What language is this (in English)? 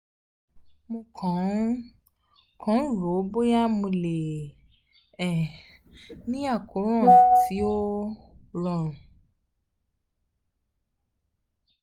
Yoruba